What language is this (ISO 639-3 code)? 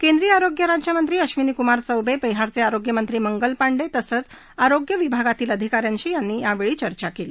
mar